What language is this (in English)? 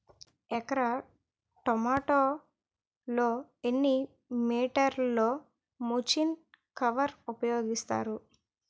Telugu